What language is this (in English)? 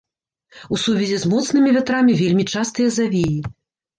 Belarusian